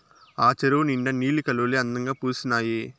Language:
Telugu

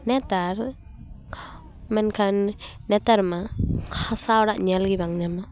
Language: Santali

